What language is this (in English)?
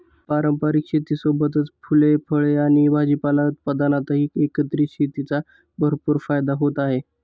Marathi